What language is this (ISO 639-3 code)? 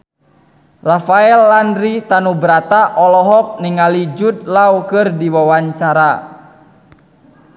sun